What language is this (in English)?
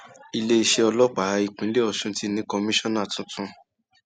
Yoruba